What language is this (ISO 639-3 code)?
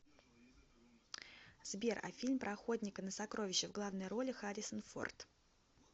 rus